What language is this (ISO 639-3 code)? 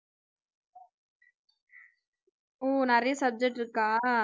tam